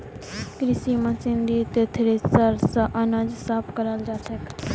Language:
Magahi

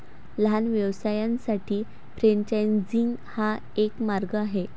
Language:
Marathi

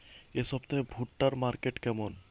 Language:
Bangla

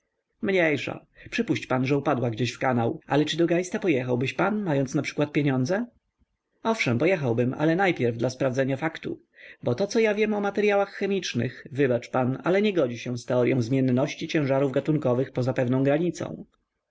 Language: Polish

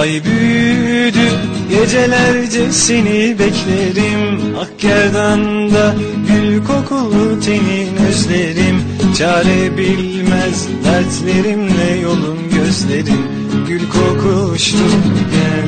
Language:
Turkish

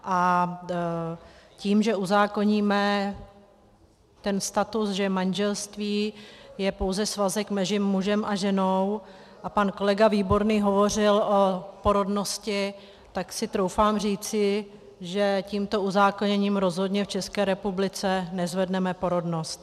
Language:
Czech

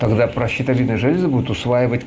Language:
Russian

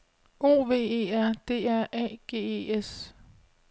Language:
Danish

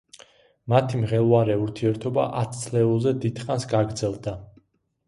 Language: Georgian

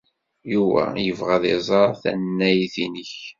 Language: Kabyle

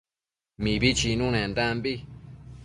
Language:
Matsés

